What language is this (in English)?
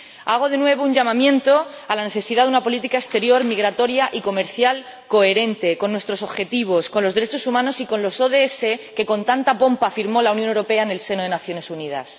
Spanish